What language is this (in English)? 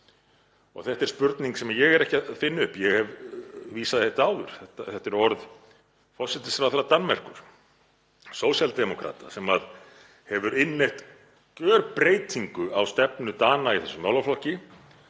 Icelandic